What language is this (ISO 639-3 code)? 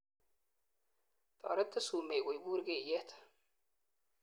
kln